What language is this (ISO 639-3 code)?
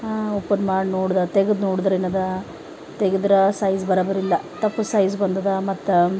kan